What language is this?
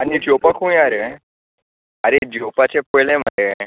Konkani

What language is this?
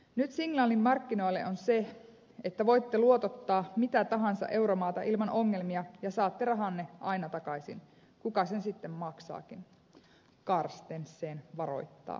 Finnish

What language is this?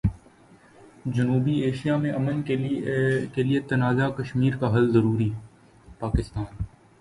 Urdu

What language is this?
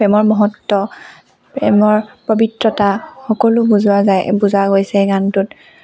Assamese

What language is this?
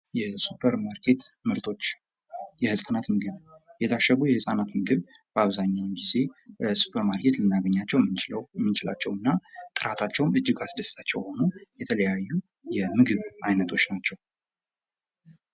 Amharic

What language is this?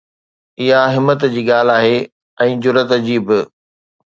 Sindhi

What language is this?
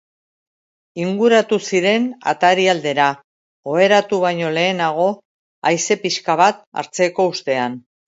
Basque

